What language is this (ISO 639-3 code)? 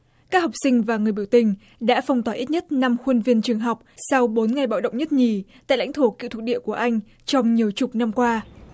vie